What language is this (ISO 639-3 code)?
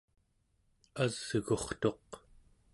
esu